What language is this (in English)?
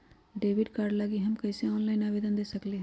Magahi